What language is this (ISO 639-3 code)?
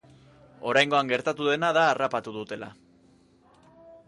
eus